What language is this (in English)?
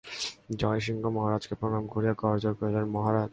Bangla